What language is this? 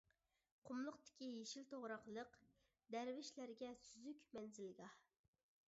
Uyghur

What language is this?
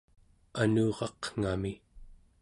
Central Yupik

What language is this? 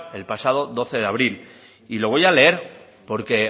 Spanish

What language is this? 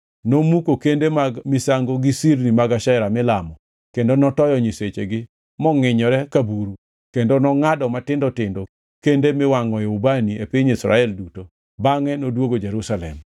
Luo (Kenya and Tanzania)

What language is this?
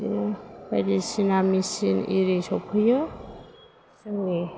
Bodo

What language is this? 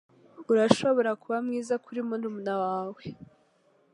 Kinyarwanda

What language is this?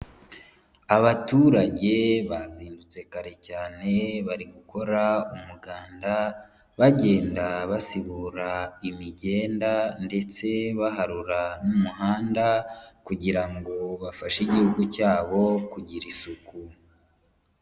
Kinyarwanda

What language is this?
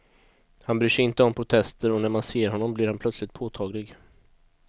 Swedish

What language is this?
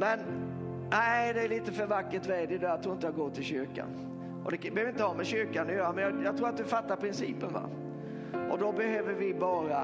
Swedish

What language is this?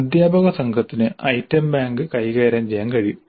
Malayalam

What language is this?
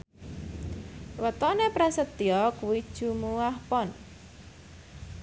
Javanese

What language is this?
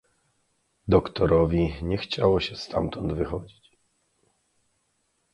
Polish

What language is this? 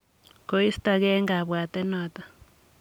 Kalenjin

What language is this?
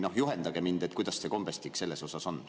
Estonian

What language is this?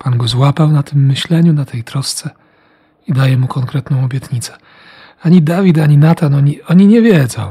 Polish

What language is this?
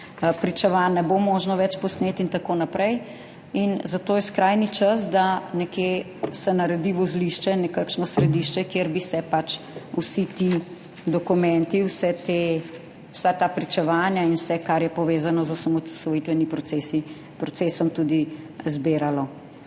Slovenian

